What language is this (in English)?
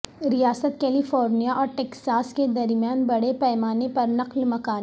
Urdu